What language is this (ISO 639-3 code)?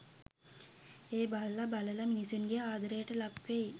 sin